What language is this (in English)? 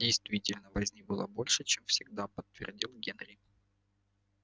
Russian